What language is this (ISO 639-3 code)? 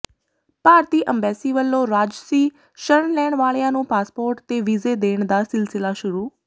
pan